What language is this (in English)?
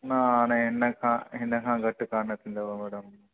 Sindhi